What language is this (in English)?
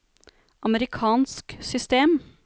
Norwegian